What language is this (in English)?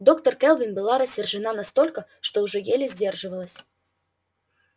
Russian